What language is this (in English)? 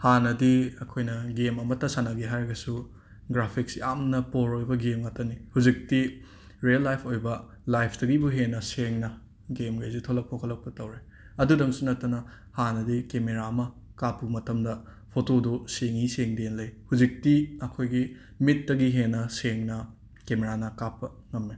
Manipuri